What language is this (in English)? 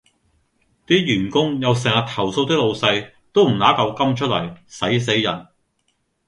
Cantonese